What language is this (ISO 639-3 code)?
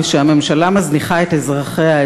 heb